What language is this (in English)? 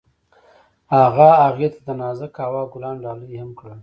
Pashto